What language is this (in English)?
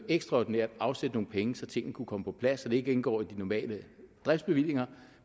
Danish